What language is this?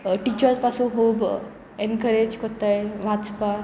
Konkani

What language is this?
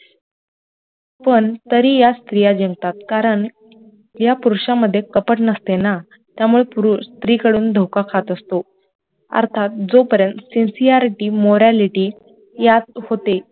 Marathi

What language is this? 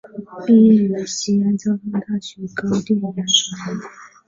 Chinese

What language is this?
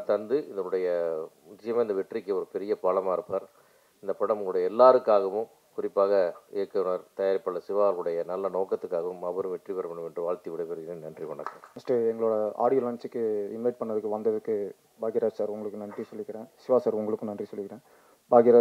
Tamil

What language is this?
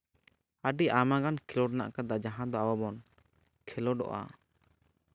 Santali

